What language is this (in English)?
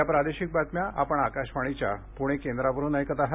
Marathi